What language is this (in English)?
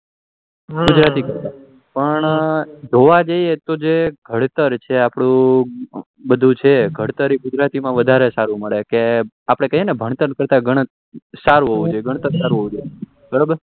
Gujarati